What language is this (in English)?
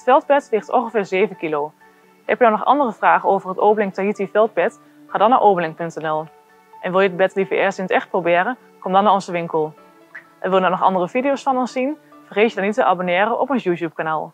Dutch